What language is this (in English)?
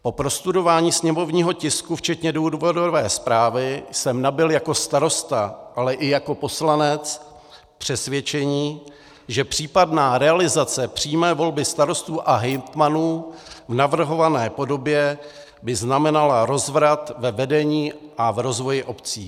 Czech